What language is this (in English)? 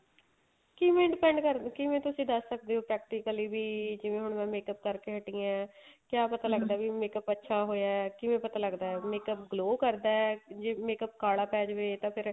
Punjabi